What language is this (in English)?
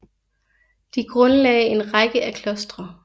Danish